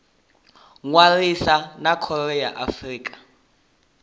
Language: Venda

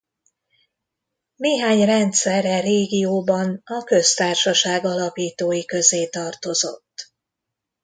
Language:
Hungarian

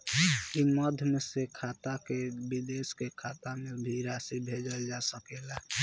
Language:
Bhojpuri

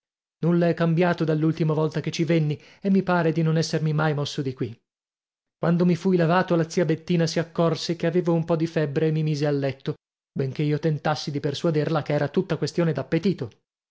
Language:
Italian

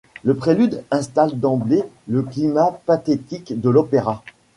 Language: French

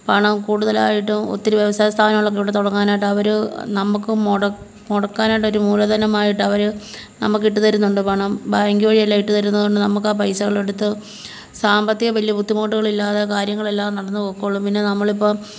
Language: Malayalam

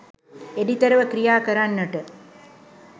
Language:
Sinhala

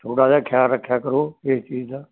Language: Punjabi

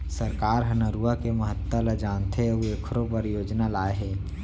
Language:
Chhattisgarhi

